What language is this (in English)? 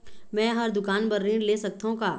Chhattisgarhi